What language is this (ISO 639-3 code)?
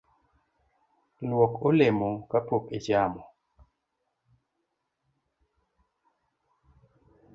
luo